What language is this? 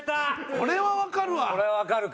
Japanese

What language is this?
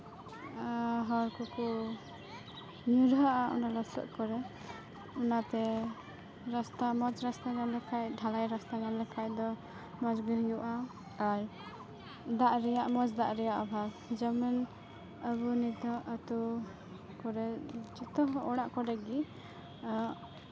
Santali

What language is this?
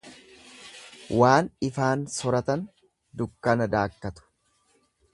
Oromo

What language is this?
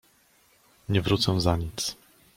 Polish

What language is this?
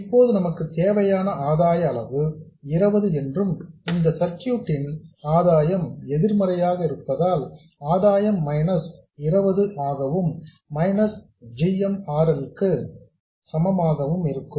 Tamil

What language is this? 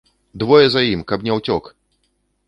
Belarusian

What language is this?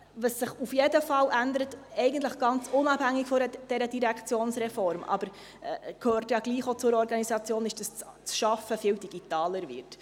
Swiss German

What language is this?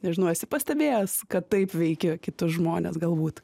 Lithuanian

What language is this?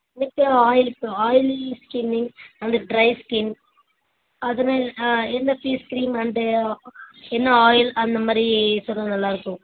Tamil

